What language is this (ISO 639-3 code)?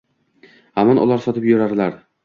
uzb